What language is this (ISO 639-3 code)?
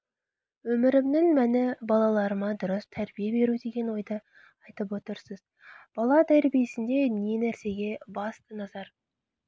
kaz